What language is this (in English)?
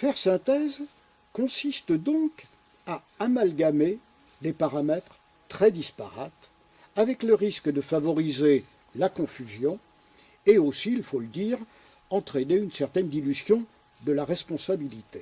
French